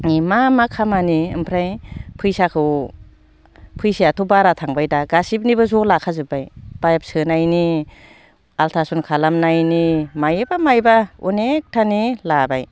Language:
Bodo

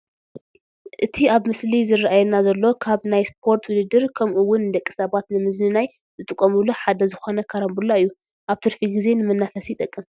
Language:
Tigrinya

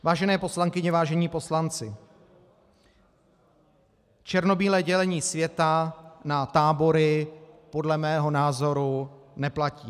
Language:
Czech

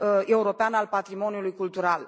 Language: Romanian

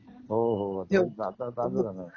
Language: Marathi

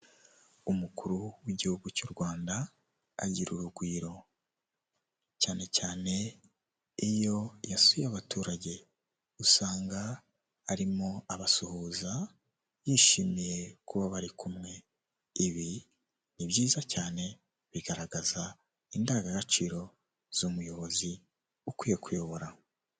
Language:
Kinyarwanda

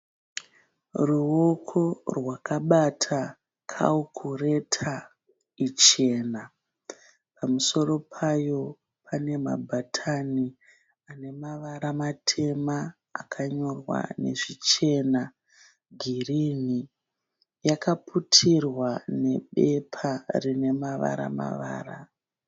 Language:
Shona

